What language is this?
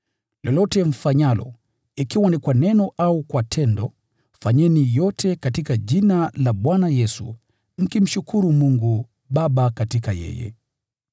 Swahili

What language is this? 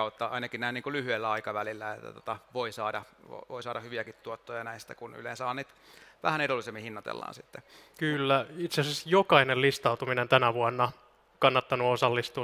Finnish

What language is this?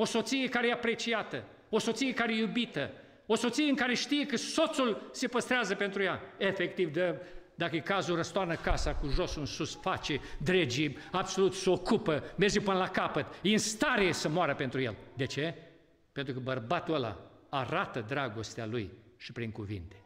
Romanian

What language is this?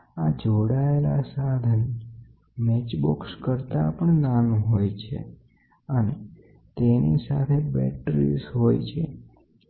Gujarati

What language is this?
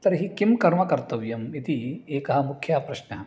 Sanskrit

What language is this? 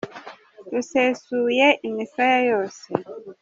Kinyarwanda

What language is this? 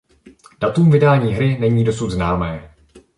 Czech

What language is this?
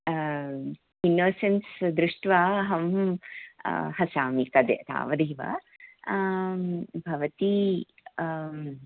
Sanskrit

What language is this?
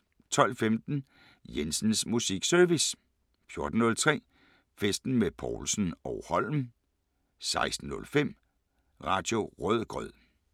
Danish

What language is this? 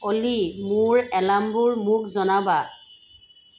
Assamese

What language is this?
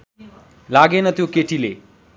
Nepali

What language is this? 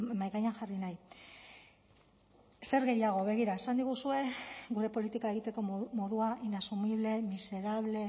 Basque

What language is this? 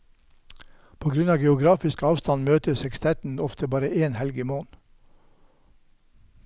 Norwegian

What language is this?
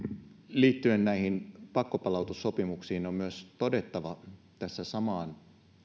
Finnish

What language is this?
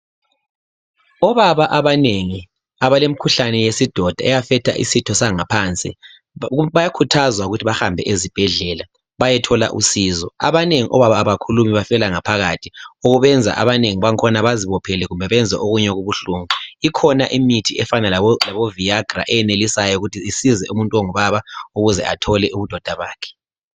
North Ndebele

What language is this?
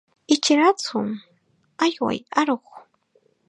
Chiquián Ancash Quechua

